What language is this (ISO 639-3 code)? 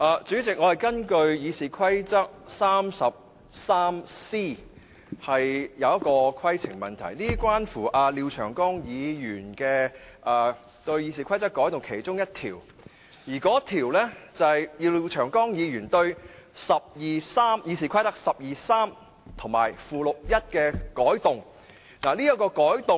yue